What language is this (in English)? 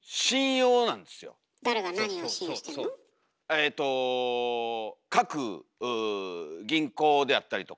Japanese